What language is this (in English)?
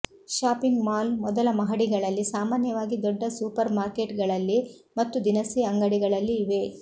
Kannada